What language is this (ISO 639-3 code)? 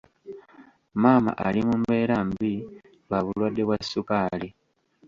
lug